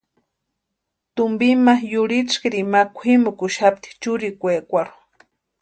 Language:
Western Highland Purepecha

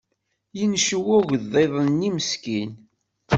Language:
Kabyle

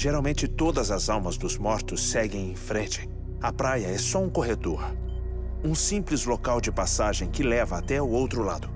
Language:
Portuguese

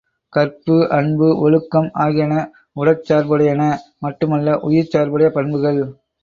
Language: Tamil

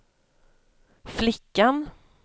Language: Swedish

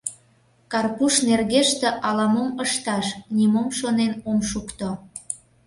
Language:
Mari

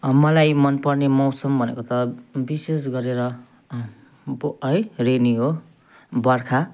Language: Nepali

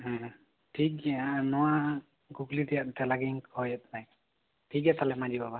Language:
Santali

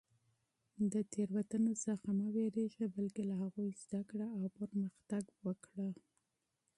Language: Pashto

